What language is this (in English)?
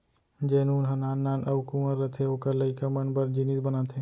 Chhattisgarhi